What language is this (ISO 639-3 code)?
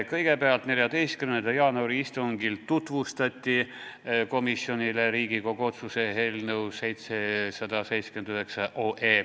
est